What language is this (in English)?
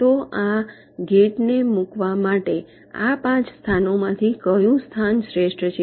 Gujarati